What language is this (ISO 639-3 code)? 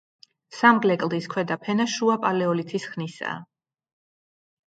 kat